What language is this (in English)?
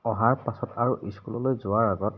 Assamese